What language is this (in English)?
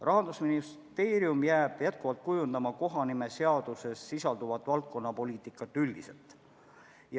Estonian